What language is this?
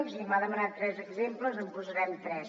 Catalan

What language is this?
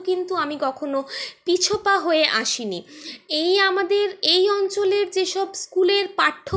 Bangla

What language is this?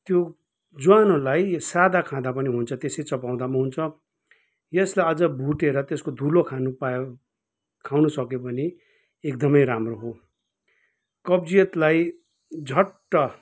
Nepali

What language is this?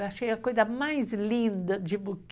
Portuguese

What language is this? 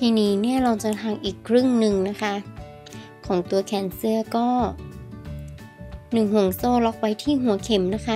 Thai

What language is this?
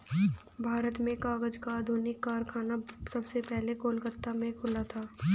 Hindi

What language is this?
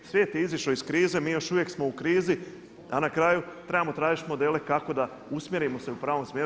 Croatian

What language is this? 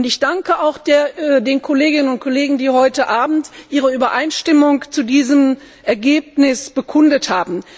German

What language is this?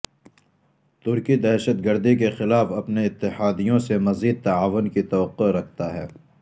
Urdu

